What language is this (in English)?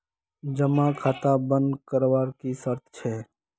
Magahi